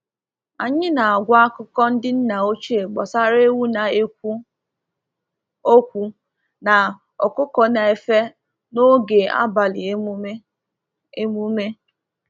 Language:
Igbo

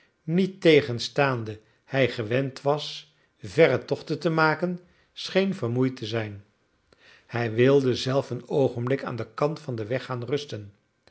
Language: Dutch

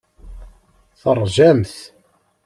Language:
Kabyle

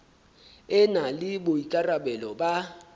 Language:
Southern Sotho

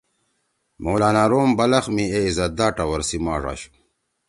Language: Torwali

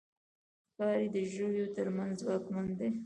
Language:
Pashto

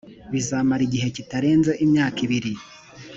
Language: Kinyarwanda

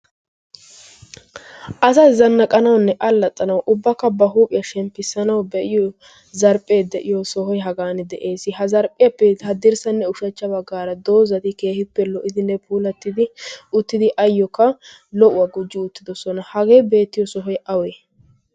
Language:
Wolaytta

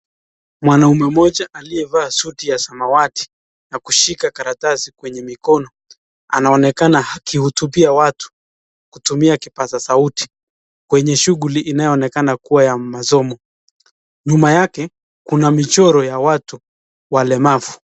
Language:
Swahili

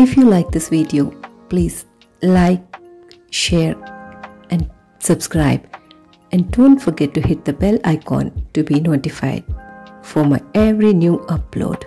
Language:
English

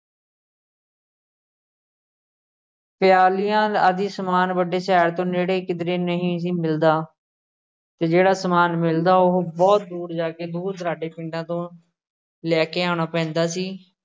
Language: Punjabi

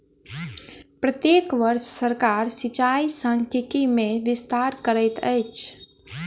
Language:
Maithili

